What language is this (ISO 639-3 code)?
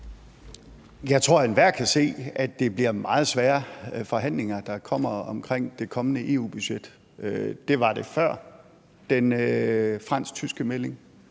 dan